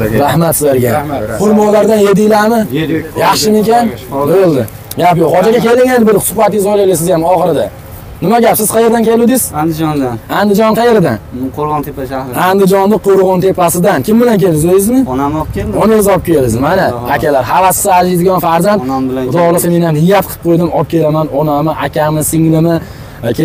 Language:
Turkish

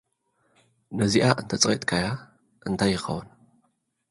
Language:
Tigrinya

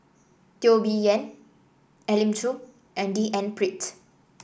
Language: English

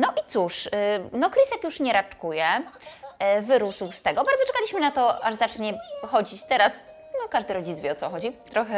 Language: Polish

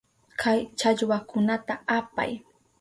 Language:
Southern Pastaza Quechua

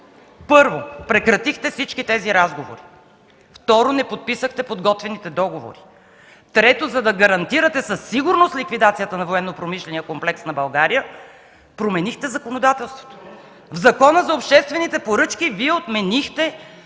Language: Bulgarian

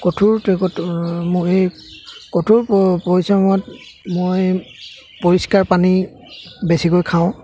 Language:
Assamese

